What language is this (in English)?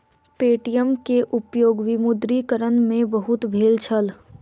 Maithili